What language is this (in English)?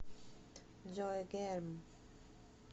Russian